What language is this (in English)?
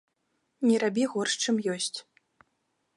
Belarusian